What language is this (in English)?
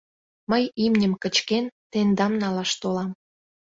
Mari